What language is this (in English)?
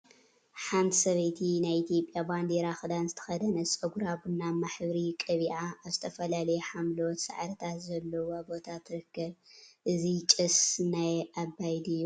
Tigrinya